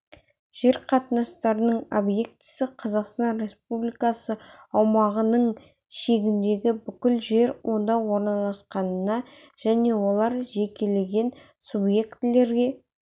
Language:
Kazakh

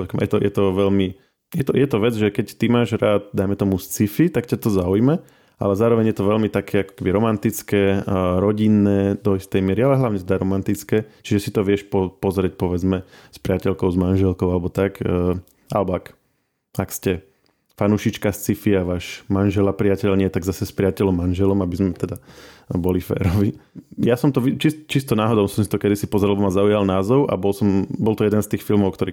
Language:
Slovak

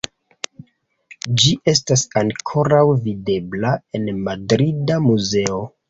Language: Esperanto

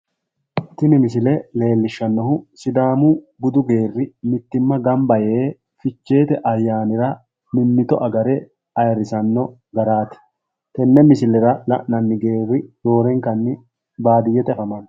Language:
Sidamo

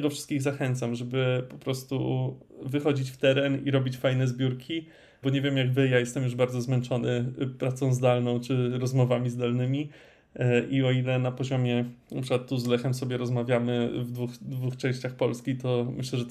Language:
Polish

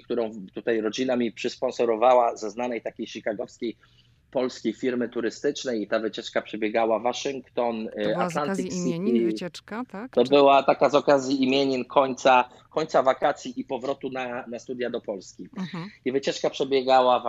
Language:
Polish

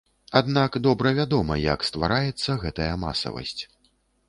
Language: Belarusian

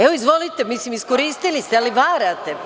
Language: Serbian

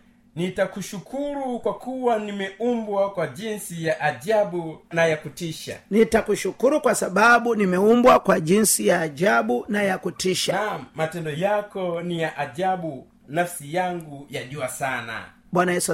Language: Swahili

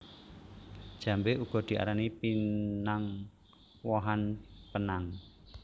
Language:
Javanese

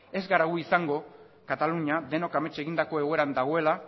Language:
Basque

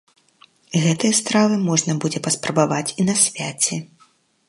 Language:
Belarusian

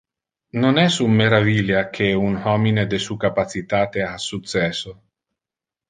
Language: Interlingua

